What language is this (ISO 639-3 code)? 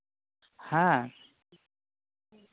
sat